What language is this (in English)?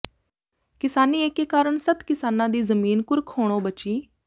Punjabi